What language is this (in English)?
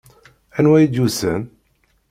Kabyle